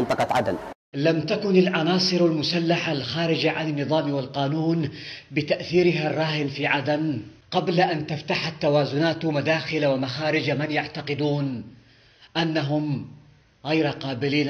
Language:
Arabic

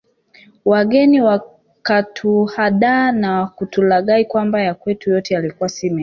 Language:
Swahili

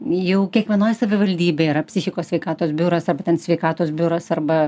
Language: Lithuanian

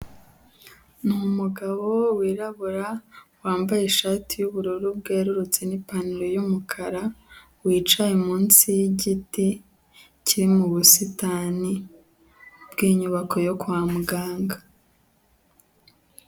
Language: Kinyarwanda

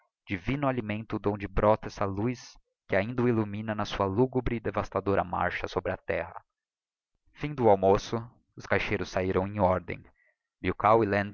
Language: Portuguese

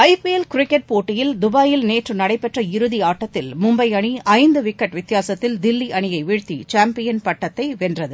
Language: Tamil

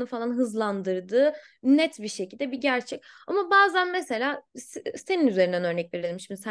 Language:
Turkish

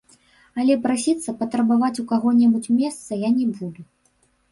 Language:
Belarusian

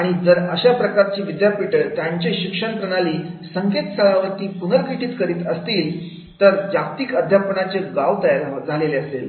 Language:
Marathi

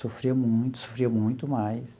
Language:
Portuguese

